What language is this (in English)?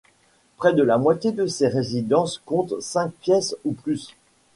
French